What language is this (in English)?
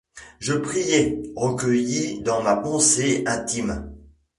French